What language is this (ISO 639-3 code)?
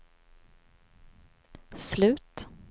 swe